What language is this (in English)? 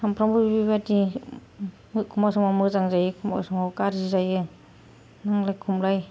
Bodo